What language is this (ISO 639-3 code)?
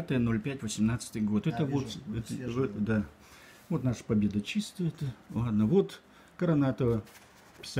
rus